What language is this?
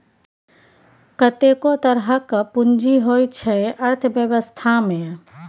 Maithili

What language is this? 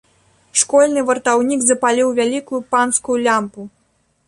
Belarusian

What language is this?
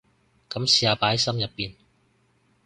Cantonese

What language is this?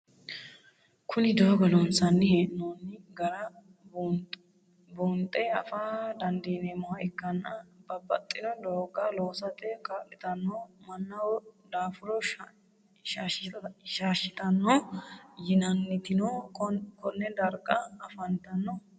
Sidamo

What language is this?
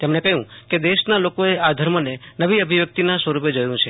Gujarati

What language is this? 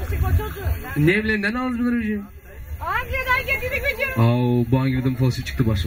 Turkish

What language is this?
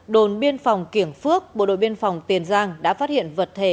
Vietnamese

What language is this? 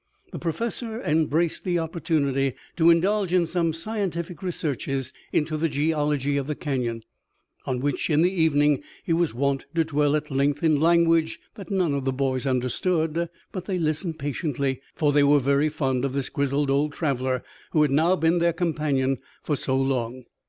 English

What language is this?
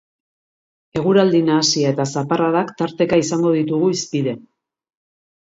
Basque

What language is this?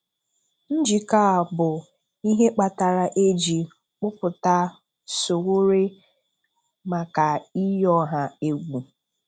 Igbo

